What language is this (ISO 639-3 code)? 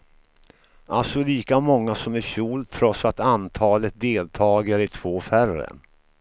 swe